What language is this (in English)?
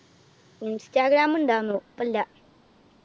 Malayalam